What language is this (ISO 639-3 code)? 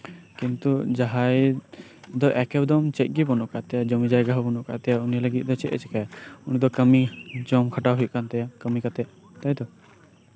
sat